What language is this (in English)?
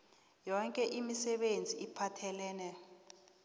South Ndebele